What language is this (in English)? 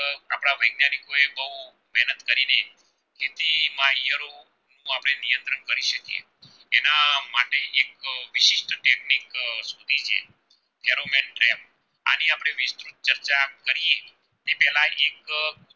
Gujarati